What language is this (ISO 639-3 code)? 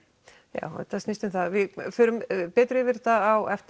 isl